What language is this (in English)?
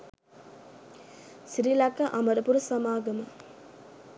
Sinhala